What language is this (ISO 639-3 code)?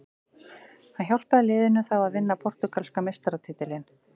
isl